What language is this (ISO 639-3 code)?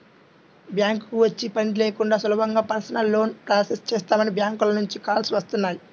tel